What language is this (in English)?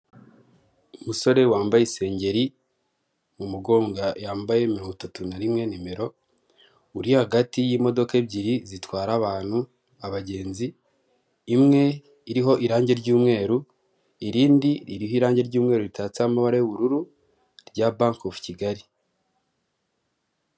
Kinyarwanda